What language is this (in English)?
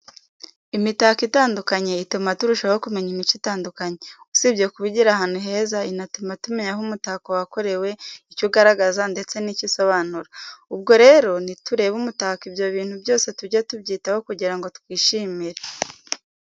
Kinyarwanda